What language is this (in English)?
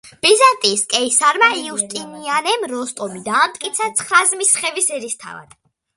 Georgian